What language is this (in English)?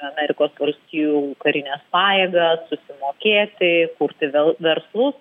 Lithuanian